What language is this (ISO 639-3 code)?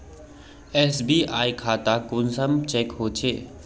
mag